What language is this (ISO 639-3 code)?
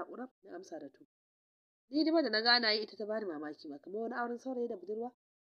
ara